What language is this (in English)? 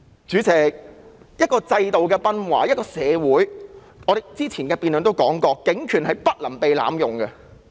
Cantonese